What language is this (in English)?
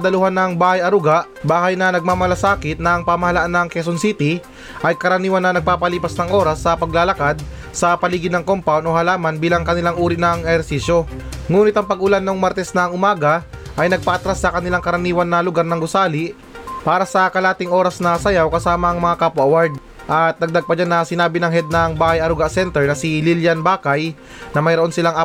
Filipino